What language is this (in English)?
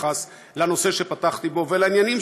Hebrew